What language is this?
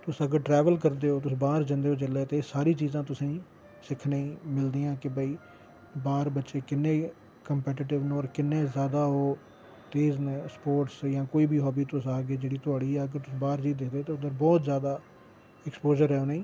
Dogri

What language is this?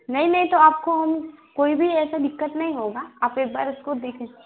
Hindi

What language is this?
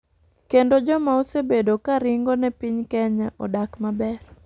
Luo (Kenya and Tanzania)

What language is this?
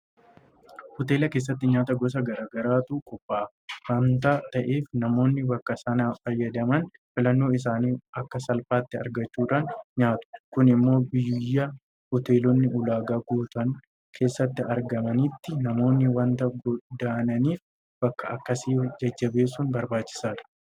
Oromo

